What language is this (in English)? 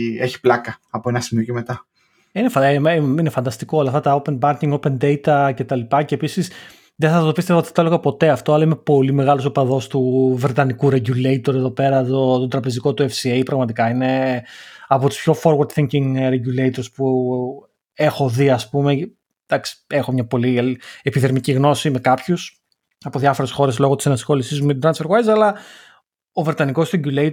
Greek